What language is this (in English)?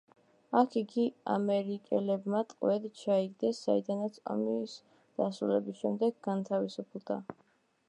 Georgian